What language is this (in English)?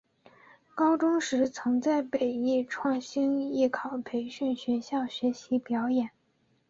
Chinese